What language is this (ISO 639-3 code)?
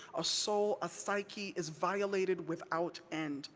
eng